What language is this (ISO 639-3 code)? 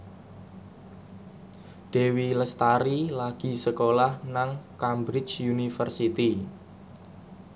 jav